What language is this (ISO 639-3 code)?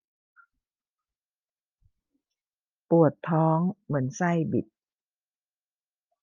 tha